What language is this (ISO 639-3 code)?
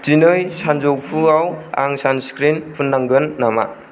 brx